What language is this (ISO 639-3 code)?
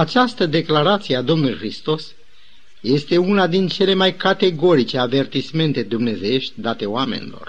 ron